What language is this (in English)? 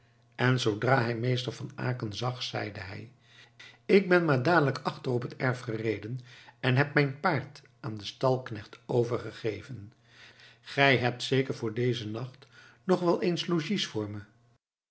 Dutch